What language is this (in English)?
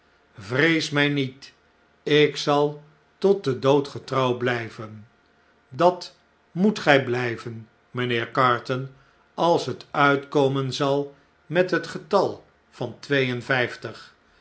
Dutch